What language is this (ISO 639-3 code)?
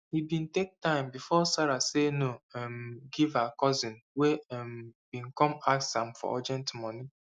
pcm